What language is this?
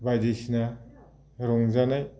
Bodo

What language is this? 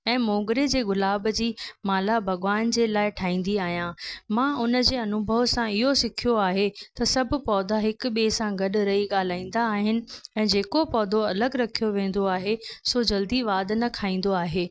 Sindhi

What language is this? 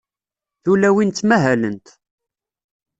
Kabyle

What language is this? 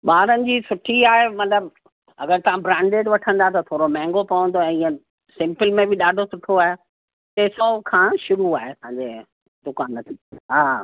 Sindhi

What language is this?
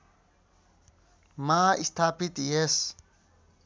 Nepali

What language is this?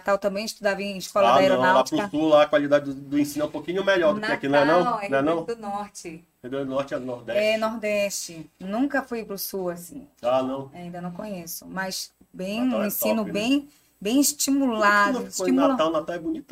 Portuguese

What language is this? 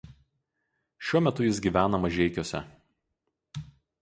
Lithuanian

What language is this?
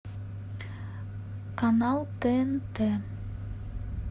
Russian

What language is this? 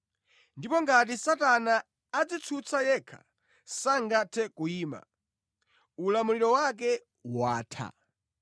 Nyanja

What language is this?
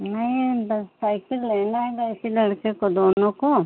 Hindi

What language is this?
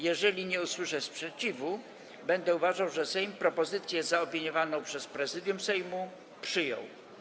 Polish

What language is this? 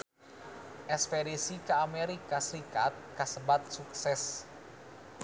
Sundanese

